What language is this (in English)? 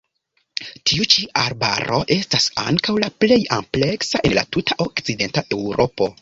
Esperanto